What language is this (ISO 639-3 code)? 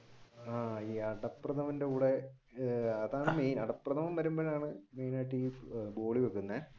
mal